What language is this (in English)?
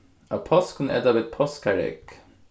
Faroese